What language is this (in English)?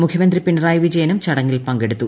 Malayalam